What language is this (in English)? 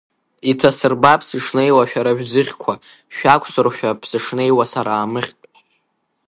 Abkhazian